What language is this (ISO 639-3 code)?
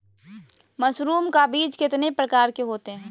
mag